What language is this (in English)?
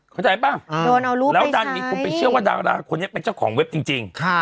Thai